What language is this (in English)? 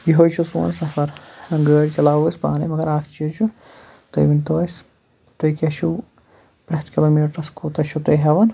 Kashmiri